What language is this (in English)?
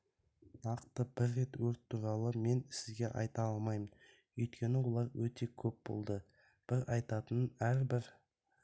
Kazakh